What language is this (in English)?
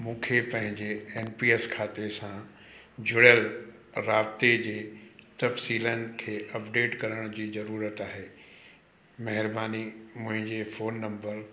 Sindhi